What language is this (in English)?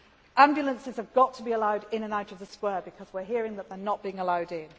English